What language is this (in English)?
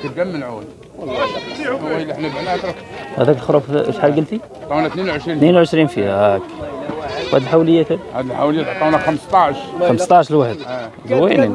Arabic